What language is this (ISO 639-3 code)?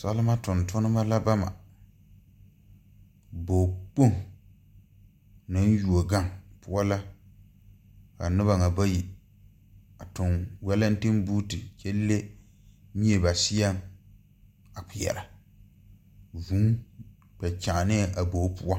dga